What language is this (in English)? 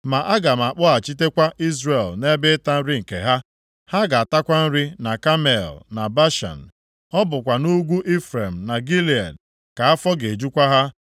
Igbo